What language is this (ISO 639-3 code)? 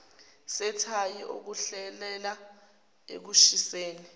zul